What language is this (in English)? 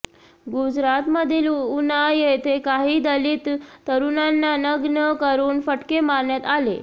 Marathi